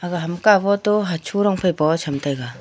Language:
Wancho Naga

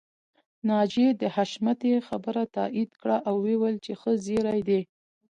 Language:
Pashto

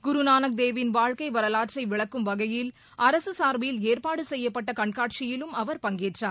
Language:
Tamil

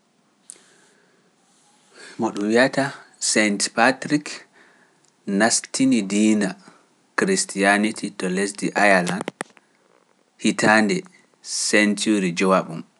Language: Pular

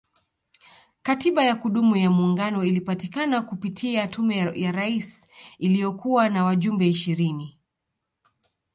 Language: Swahili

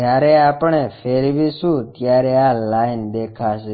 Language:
Gujarati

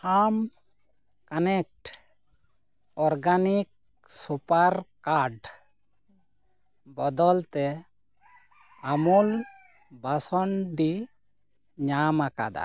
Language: Santali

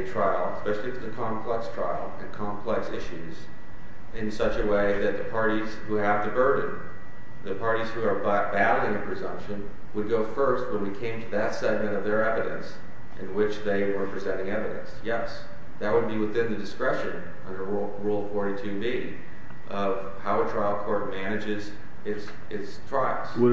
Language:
English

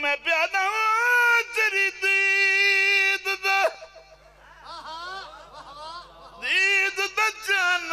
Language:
Arabic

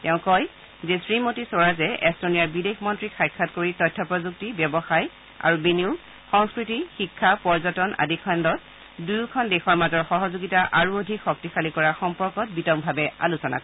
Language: Assamese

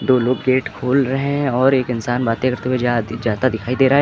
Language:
Hindi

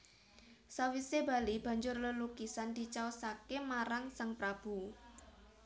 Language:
Javanese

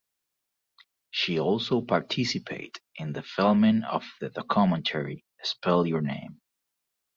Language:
English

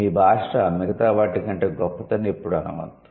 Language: Telugu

